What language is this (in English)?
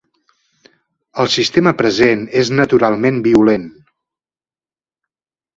Catalan